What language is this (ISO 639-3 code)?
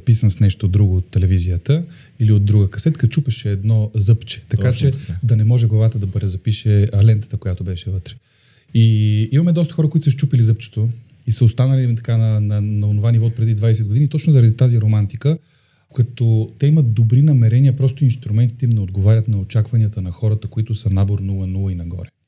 bul